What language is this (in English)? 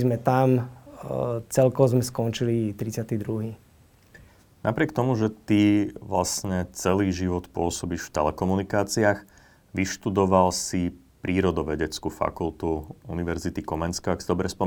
Slovak